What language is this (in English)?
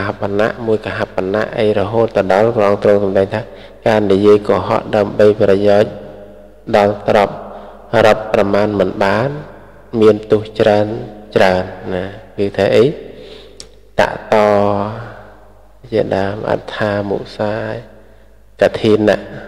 Thai